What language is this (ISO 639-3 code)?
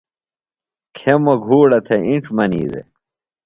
phl